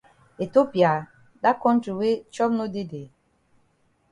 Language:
Cameroon Pidgin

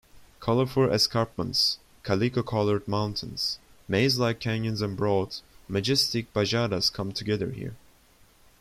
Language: English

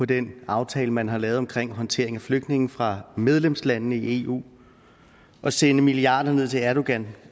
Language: Danish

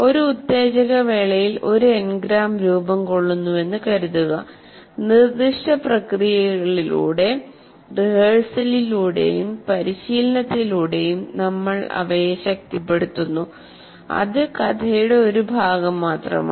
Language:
Malayalam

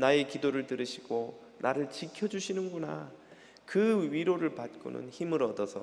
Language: Korean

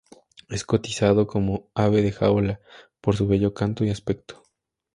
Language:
Spanish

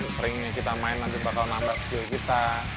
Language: Indonesian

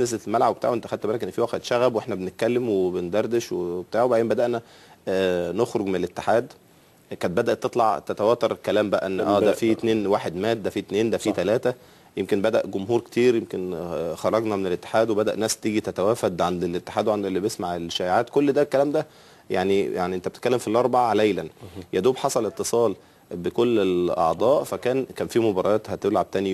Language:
Arabic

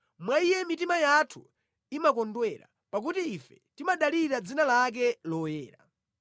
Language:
Nyanja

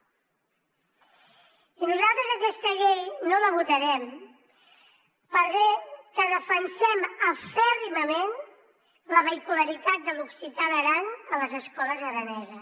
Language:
Catalan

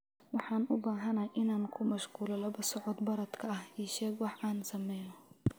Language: Somali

